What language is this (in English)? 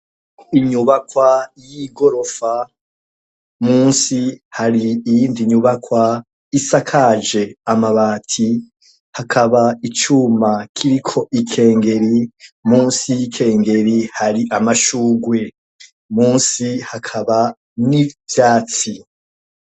Rundi